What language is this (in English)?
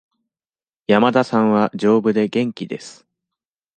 Japanese